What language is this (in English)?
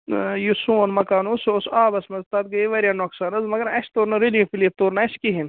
Kashmiri